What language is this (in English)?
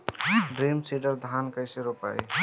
Bhojpuri